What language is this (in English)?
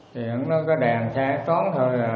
Vietnamese